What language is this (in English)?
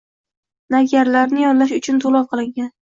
Uzbek